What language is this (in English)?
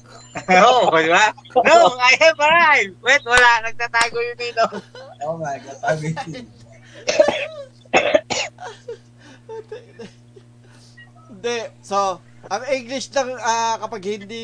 Filipino